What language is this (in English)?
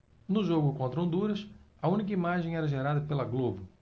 Portuguese